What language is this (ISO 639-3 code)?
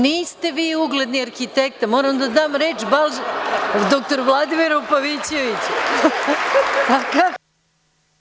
srp